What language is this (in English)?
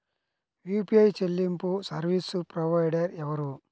Telugu